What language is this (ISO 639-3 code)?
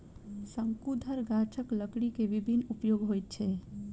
mai